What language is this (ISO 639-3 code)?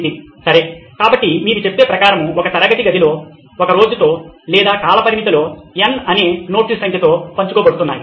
tel